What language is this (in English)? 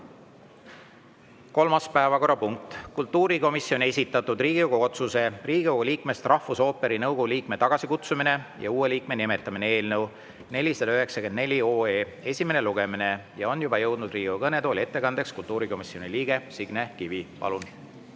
Estonian